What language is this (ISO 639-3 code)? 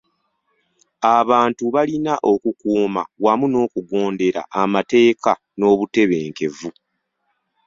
lug